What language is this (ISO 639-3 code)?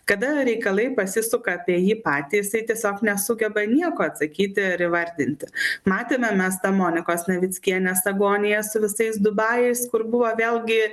lit